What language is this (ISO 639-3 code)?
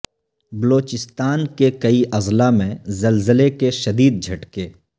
urd